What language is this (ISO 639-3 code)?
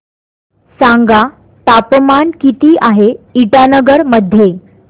mar